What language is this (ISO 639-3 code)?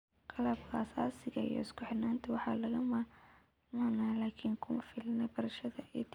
som